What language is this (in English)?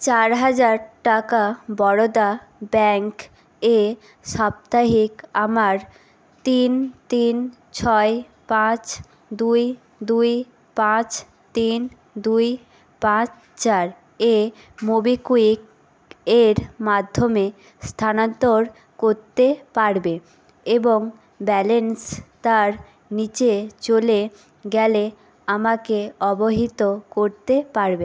Bangla